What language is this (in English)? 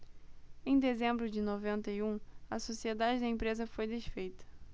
Portuguese